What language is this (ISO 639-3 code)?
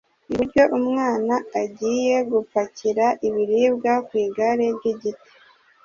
kin